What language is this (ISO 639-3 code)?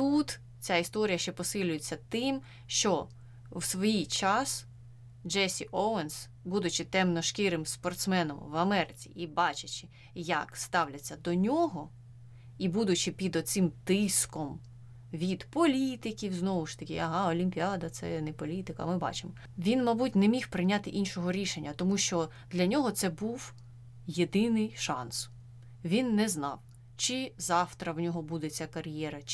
ukr